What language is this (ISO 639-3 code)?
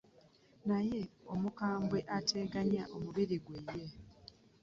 lug